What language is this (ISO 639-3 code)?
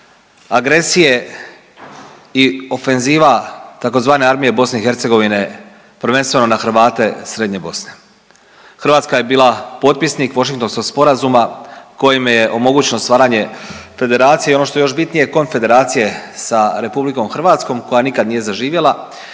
hrv